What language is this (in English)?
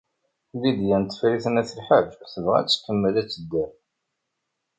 Kabyle